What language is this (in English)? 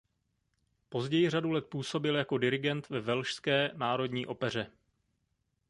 Czech